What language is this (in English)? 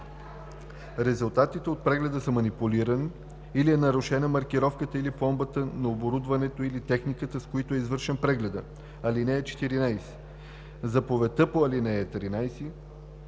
Bulgarian